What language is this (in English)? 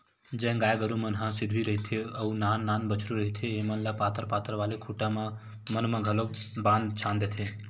Chhattisgarhi